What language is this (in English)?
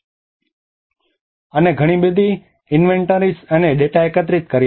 Gujarati